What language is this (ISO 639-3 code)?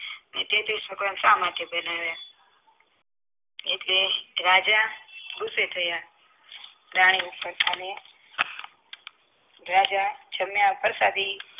guj